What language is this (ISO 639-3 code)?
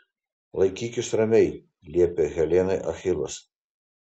lit